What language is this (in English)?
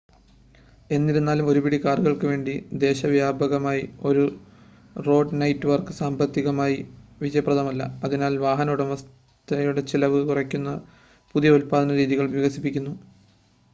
Malayalam